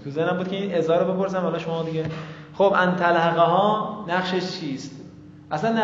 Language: Persian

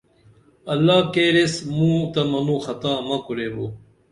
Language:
Dameli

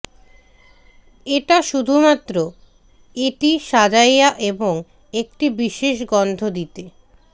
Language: Bangla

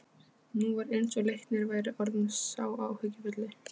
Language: Icelandic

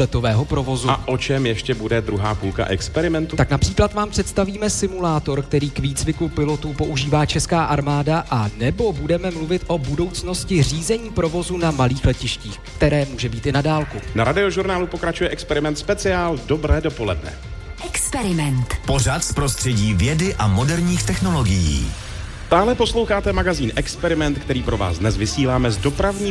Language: Czech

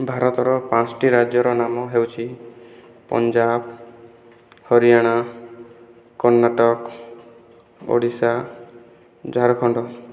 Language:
Odia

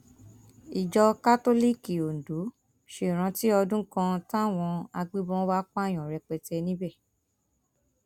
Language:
Yoruba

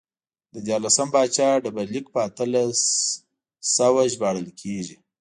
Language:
Pashto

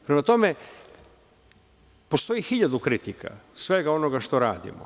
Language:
Serbian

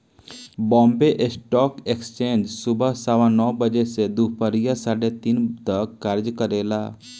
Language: Bhojpuri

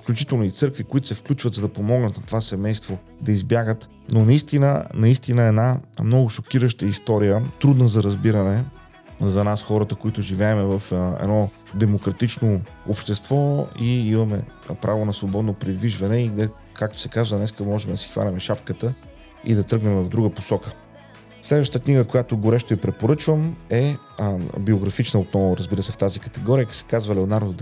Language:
Bulgarian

